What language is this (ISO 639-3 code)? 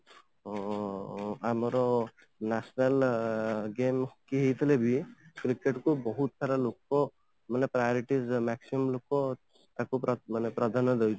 ori